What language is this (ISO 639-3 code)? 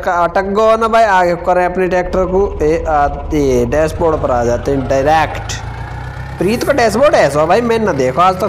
hin